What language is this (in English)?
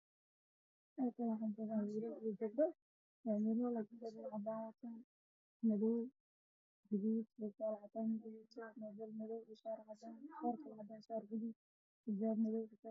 Somali